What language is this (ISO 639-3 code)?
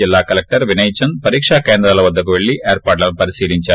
tel